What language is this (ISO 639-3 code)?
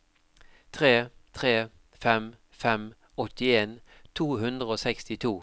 nor